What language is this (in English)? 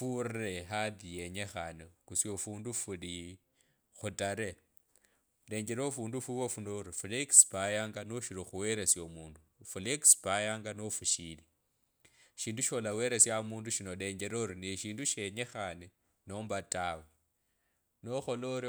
Kabras